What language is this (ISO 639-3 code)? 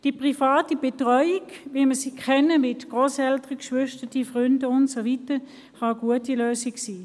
gsw